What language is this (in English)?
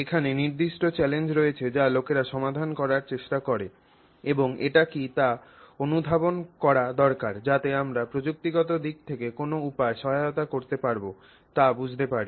Bangla